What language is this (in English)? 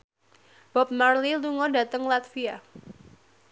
Javanese